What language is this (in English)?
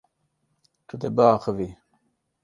Kurdish